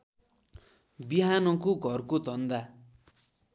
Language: Nepali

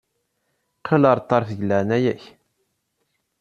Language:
Kabyle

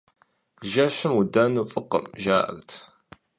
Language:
Kabardian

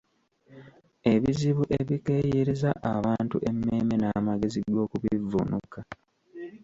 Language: Ganda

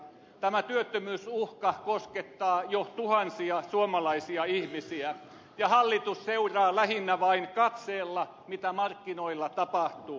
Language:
Finnish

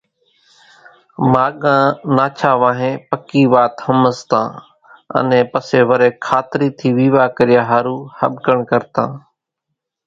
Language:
Kachi Koli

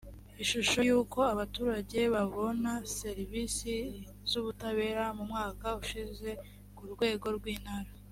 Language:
Kinyarwanda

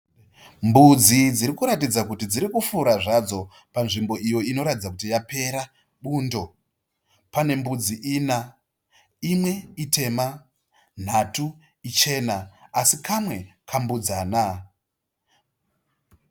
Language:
Shona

